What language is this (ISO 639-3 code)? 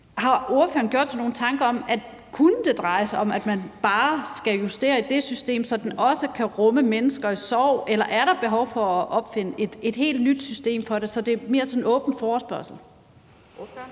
dan